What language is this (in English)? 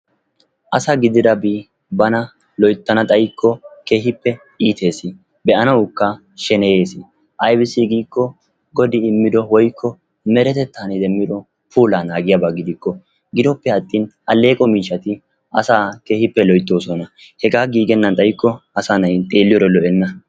Wolaytta